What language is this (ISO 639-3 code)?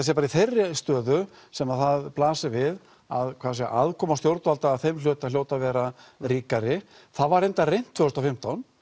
isl